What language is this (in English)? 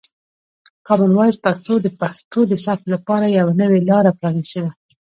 Pashto